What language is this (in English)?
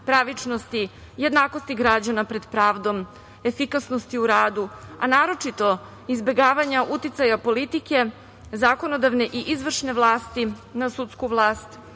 Serbian